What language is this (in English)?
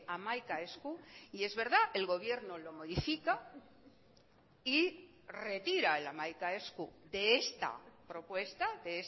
Spanish